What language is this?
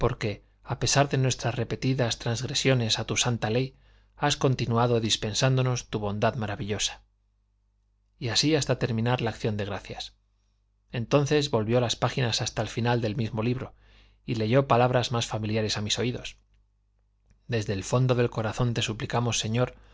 Spanish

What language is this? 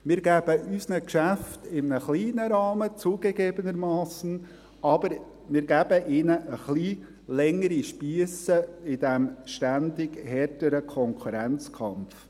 Swiss German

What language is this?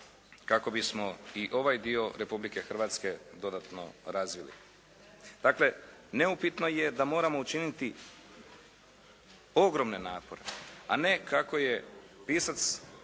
Croatian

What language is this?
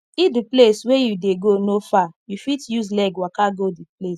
Nigerian Pidgin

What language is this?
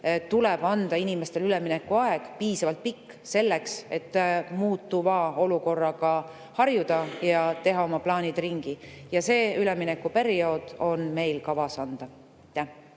Estonian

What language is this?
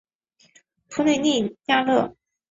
Chinese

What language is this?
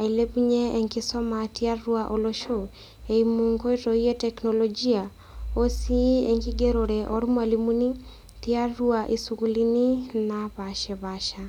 Masai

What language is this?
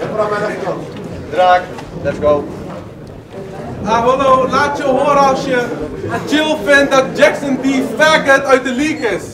Dutch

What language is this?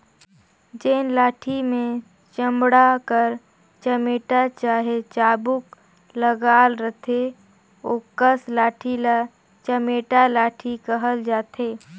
Chhattisgarhi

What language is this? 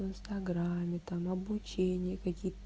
Russian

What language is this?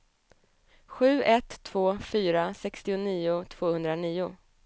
Swedish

